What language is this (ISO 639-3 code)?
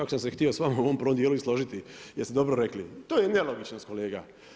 hrv